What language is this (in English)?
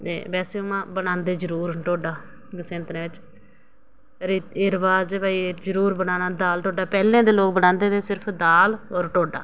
Dogri